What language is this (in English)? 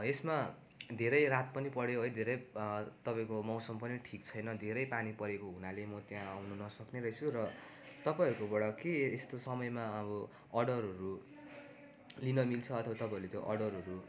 Nepali